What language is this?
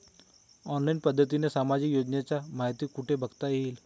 Marathi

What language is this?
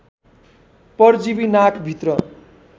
Nepali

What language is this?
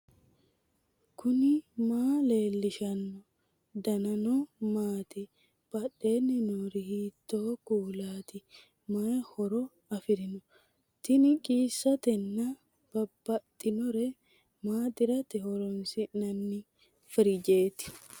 Sidamo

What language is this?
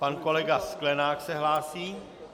Czech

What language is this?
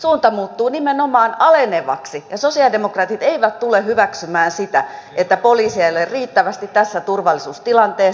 Finnish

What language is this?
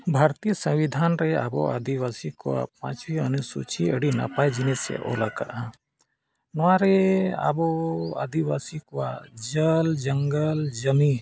Santali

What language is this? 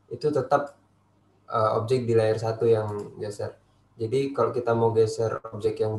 Indonesian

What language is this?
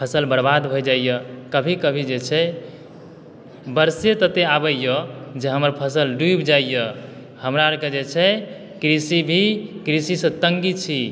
Maithili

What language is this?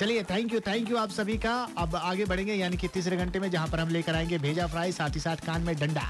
Hindi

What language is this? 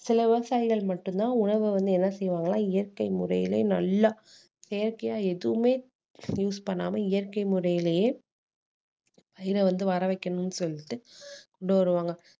Tamil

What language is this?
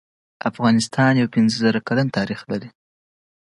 Pashto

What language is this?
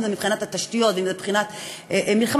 Hebrew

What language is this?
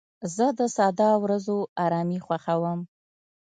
Pashto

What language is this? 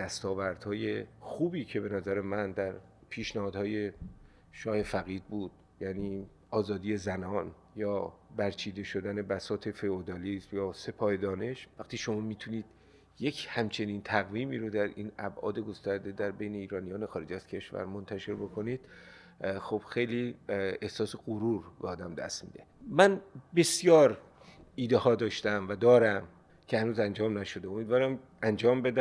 Persian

